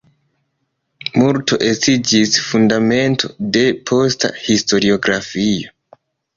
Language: Esperanto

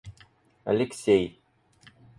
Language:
Russian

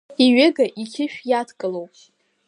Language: Abkhazian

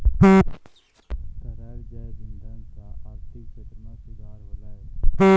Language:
Maithili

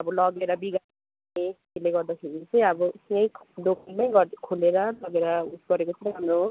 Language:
Nepali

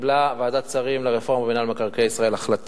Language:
Hebrew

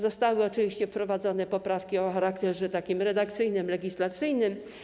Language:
Polish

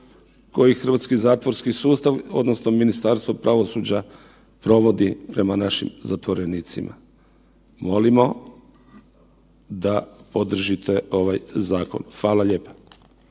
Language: Croatian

